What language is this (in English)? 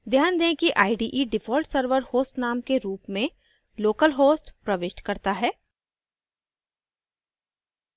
Hindi